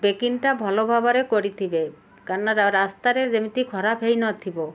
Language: Odia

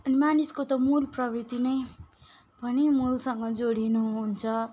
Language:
Nepali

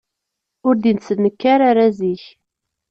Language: Kabyle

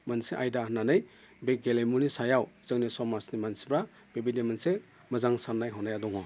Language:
Bodo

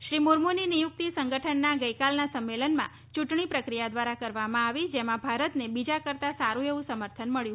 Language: Gujarati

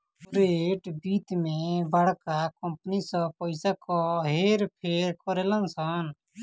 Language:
Bhojpuri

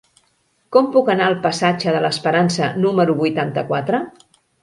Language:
Catalan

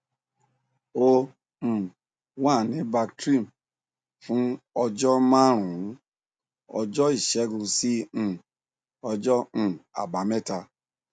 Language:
Yoruba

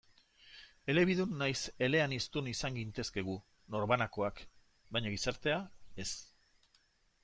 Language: Basque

